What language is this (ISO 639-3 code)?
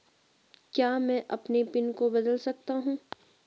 hin